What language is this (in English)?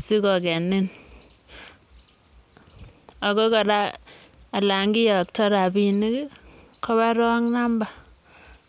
Kalenjin